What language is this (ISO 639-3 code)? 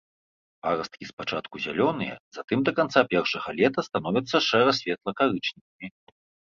bel